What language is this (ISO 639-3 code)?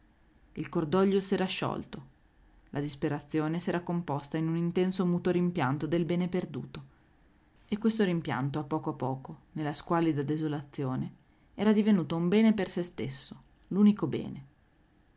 ita